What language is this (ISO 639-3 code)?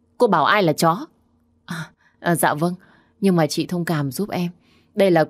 vie